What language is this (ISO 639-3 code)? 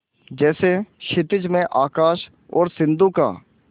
hin